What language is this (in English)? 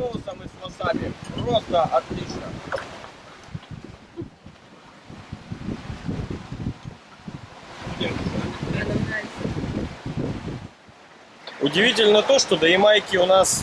Russian